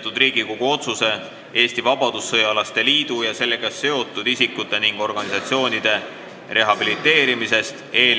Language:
Estonian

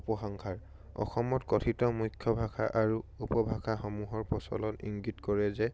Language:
Assamese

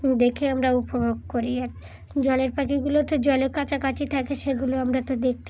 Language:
Bangla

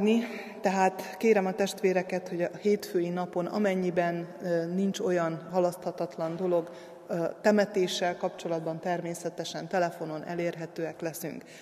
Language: Hungarian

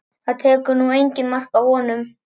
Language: Icelandic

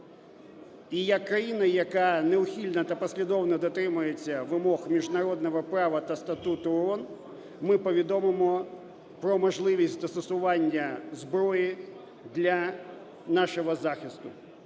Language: Ukrainian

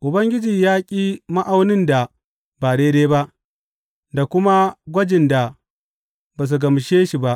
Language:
Hausa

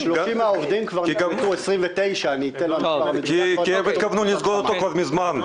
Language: Hebrew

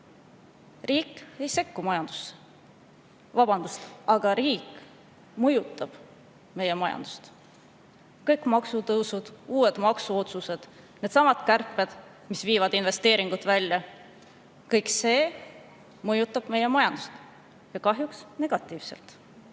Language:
Estonian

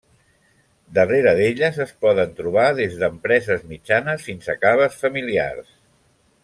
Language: Catalan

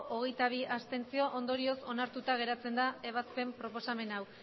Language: Basque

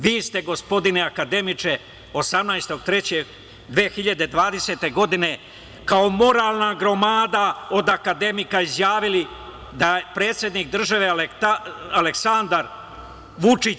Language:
Serbian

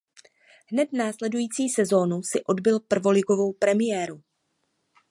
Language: Czech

